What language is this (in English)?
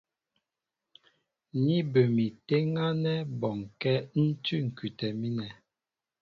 Mbo (Cameroon)